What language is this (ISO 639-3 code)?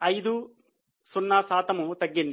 tel